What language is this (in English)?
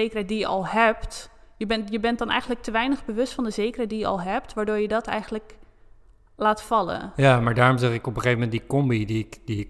Dutch